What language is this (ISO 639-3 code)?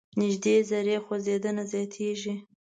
pus